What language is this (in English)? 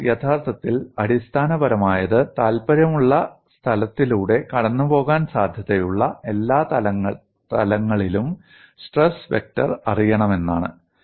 Malayalam